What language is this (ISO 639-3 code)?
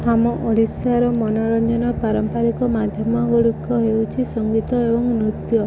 ori